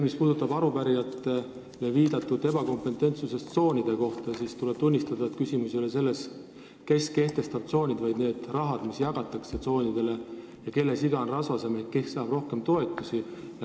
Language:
Estonian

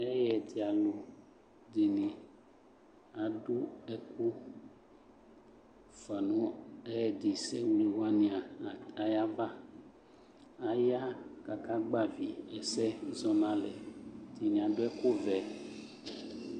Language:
Ikposo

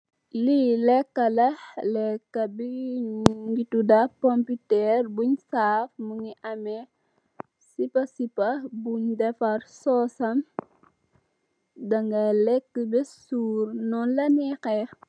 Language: Wolof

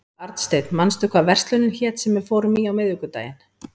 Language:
Icelandic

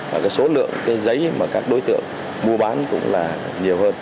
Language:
Vietnamese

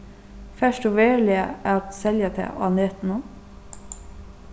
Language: Faroese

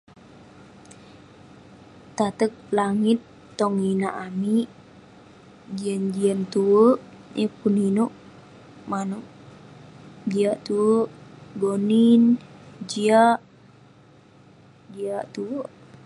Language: Western Penan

